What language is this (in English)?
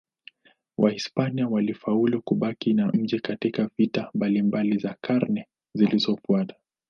Swahili